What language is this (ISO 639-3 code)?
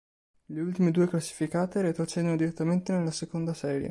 ita